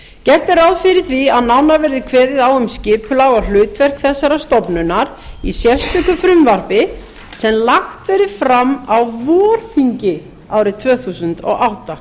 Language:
Icelandic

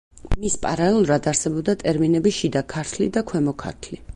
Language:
Georgian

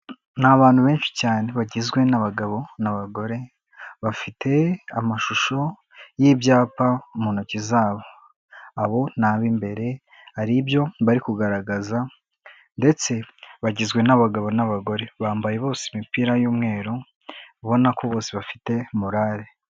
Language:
Kinyarwanda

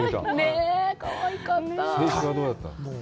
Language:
Japanese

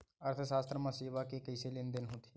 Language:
Chhattisgarhi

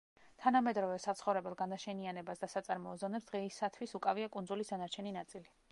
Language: Georgian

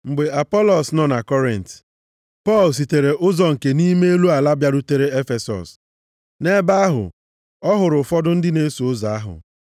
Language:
Igbo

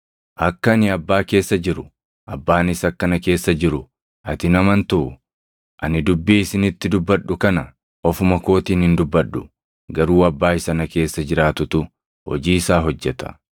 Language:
Oromo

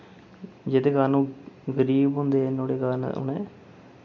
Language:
Dogri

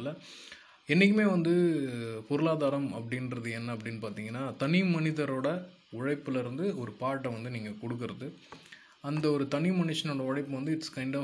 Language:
Tamil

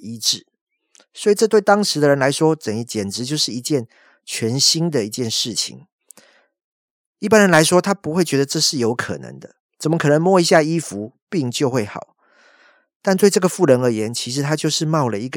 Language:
Chinese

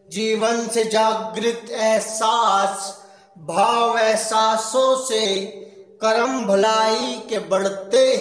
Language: Hindi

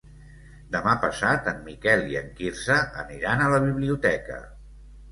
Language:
Catalan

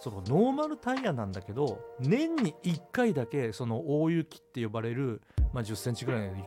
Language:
Japanese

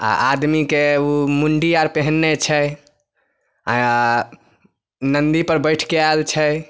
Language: Maithili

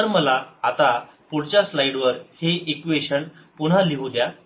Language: Marathi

